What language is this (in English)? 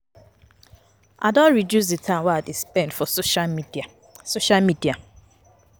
Nigerian Pidgin